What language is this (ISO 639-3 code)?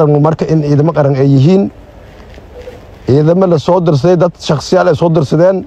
ara